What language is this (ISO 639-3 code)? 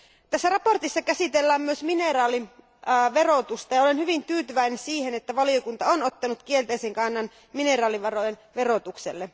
fin